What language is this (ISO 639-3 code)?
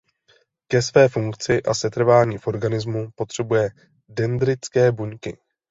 ces